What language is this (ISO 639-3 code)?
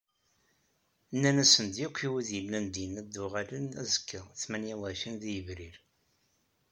kab